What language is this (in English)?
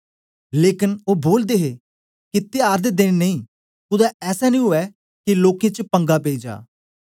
Dogri